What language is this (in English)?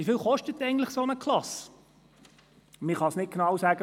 Swiss German